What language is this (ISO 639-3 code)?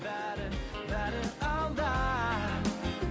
kaz